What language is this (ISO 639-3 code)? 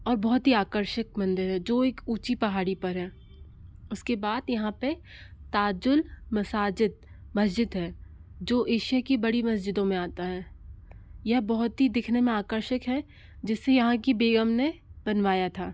hin